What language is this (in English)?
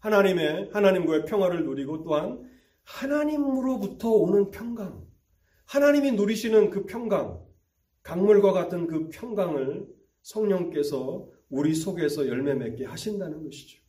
Korean